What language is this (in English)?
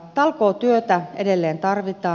Finnish